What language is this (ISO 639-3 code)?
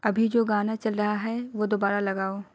urd